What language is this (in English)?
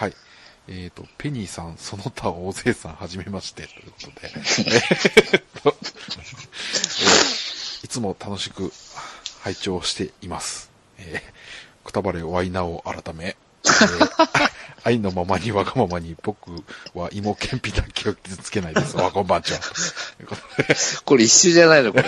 Japanese